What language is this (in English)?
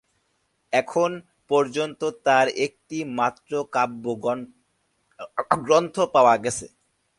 Bangla